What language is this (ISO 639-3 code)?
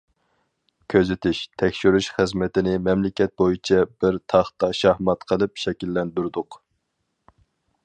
uig